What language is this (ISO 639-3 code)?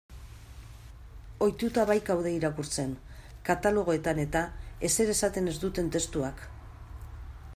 eus